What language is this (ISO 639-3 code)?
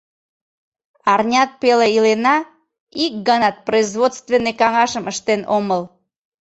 chm